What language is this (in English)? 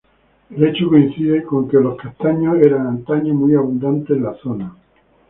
Spanish